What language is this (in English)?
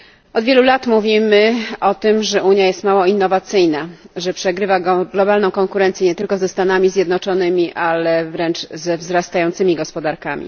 Polish